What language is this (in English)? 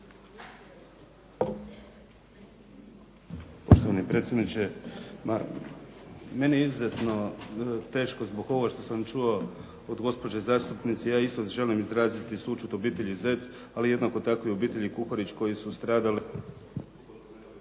Croatian